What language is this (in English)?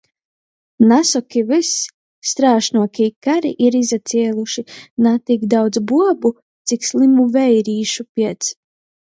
Latgalian